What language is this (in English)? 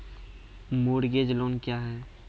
Maithili